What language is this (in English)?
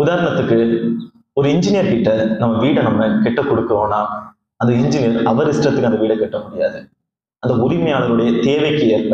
Arabic